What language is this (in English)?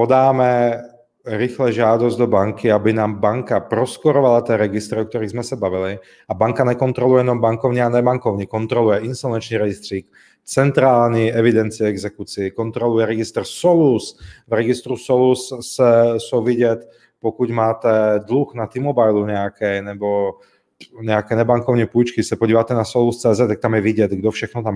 Czech